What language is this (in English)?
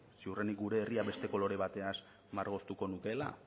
Basque